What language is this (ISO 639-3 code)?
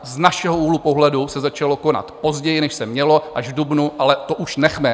ces